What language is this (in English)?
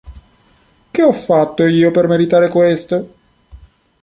Italian